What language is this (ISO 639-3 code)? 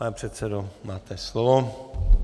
ces